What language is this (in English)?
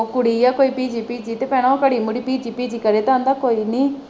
Punjabi